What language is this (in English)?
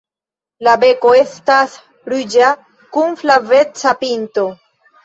Esperanto